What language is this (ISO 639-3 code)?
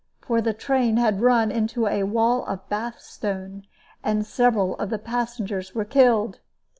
eng